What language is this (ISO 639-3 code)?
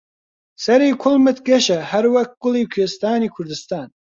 ckb